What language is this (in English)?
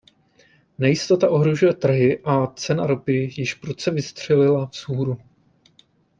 Czech